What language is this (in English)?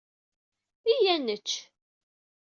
Kabyle